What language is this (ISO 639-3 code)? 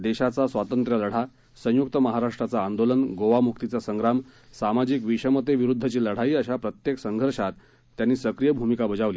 mar